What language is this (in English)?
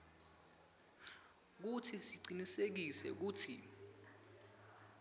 Swati